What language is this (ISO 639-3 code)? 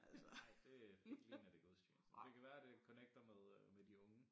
dan